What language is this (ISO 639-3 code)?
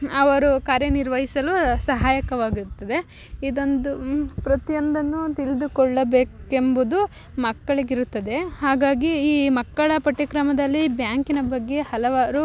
kan